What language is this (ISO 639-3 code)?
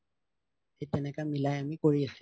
asm